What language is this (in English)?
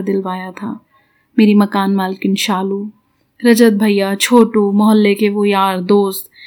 Hindi